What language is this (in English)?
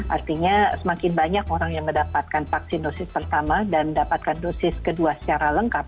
Indonesian